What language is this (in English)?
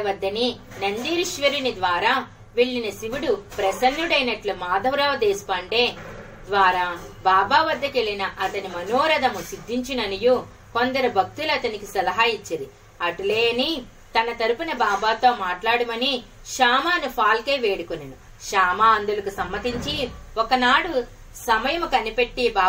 Telugu